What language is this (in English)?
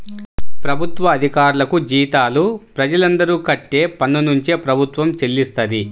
Telugu